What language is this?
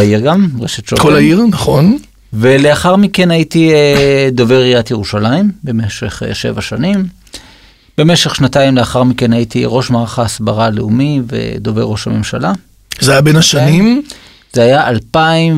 Hebrew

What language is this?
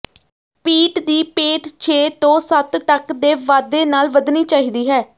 Punjabi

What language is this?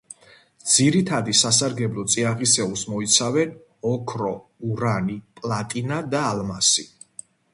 Georgian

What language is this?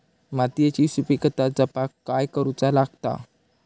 Marathi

